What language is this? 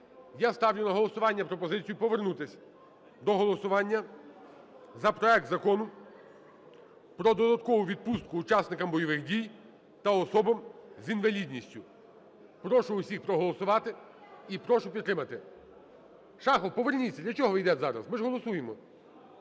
Ukrainian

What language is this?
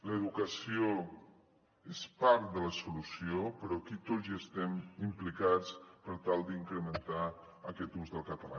Catalan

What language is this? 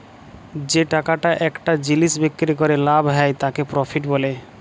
Bangla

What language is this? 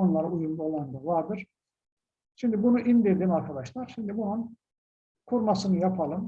Turkish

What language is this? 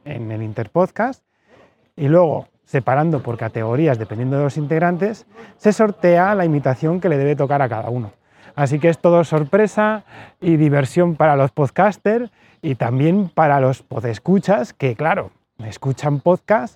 Spanish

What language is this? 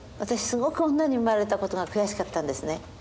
Japanese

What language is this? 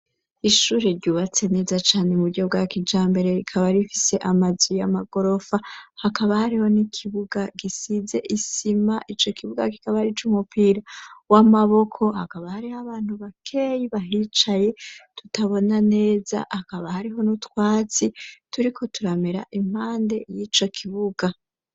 Rundi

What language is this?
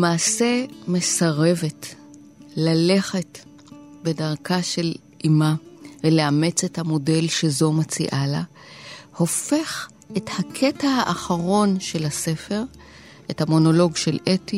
Hebrew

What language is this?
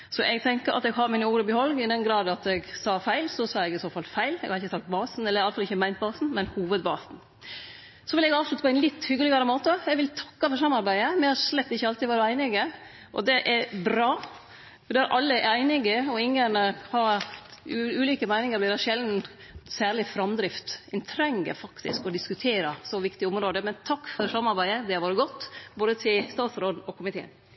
Norwegian Nynorsk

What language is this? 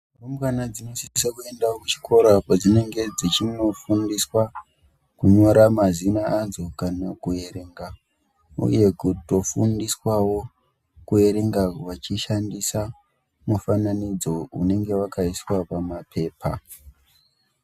Ndau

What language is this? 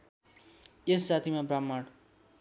Nepali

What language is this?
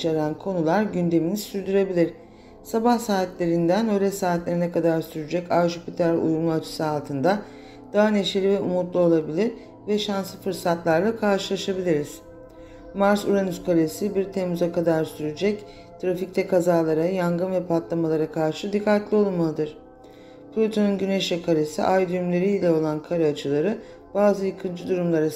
Turkish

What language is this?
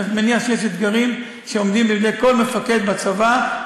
Hebrew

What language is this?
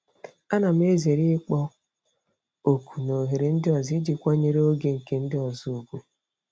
Igbo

